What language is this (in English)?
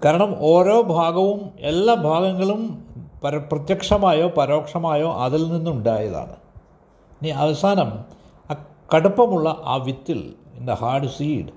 Malayalam